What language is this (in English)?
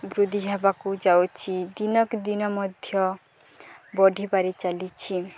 Odia